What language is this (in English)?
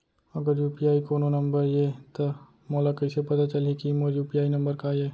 Chhattisgarhi